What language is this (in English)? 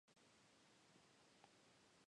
Spanish